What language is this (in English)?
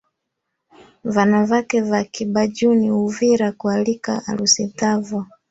Swahili